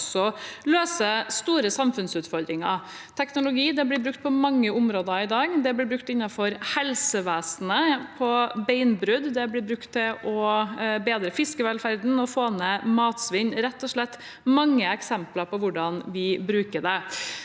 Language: Norwegian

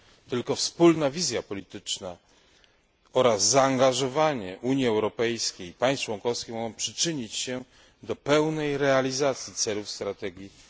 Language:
Polish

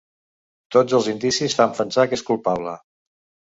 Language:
Catalan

